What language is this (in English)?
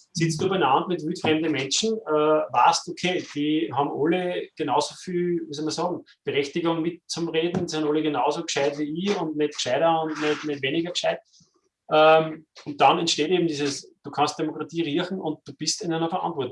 German